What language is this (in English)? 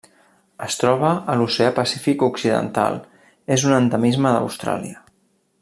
Catalan